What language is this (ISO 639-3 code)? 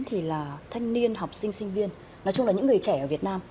vie